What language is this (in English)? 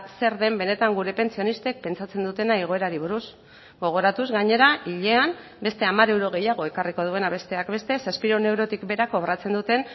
Basque